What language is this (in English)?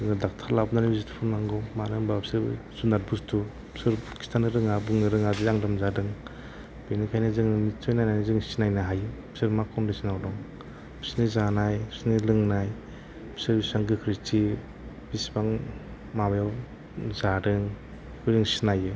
Bodo